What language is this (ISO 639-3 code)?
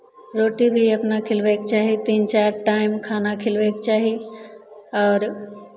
mai